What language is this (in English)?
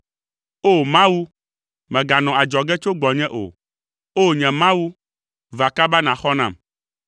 Ewe